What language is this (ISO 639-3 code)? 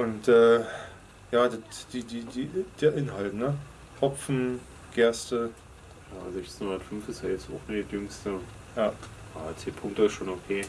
deu